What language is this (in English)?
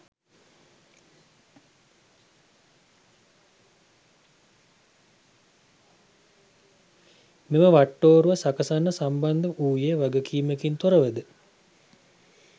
Sinhala